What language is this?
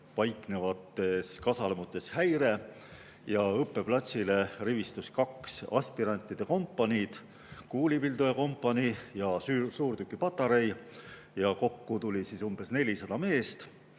Estonian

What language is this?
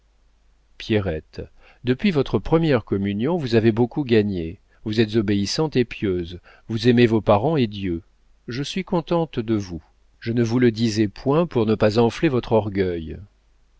French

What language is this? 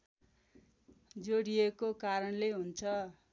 Nepali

